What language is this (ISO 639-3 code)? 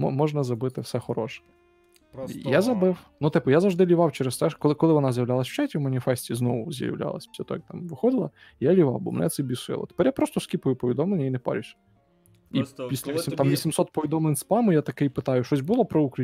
ukr